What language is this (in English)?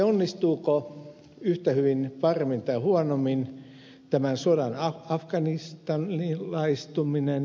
Finnish